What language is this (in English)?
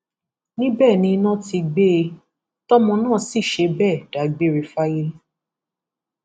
Yoruba